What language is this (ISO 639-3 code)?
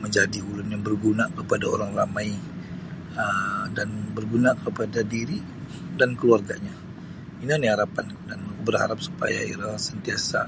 bsy